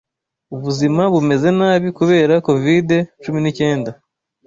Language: Kinyarwanda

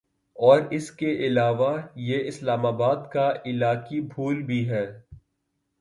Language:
Urdu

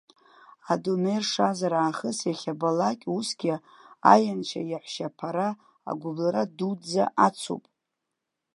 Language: Abkhazian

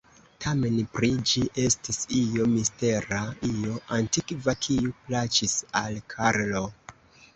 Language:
Esperanto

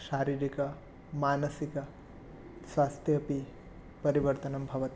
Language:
Sanskrit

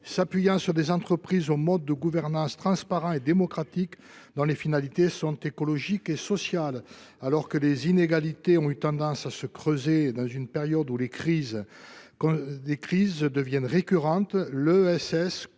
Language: French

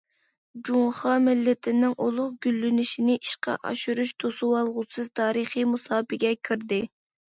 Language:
Uyghur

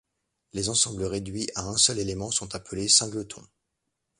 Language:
French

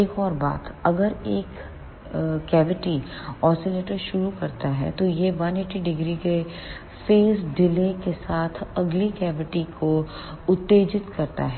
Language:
Hindi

